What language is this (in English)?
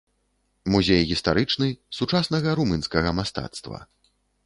Belarusian